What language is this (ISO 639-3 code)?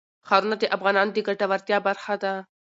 pus